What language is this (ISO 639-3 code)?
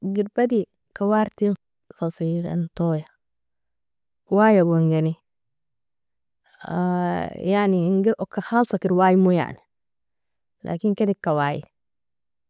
fia